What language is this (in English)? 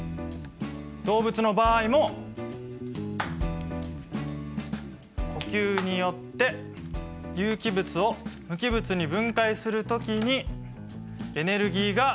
Japanese